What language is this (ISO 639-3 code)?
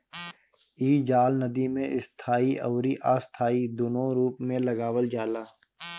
bho